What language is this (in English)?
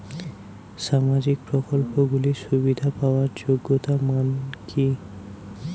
Bangla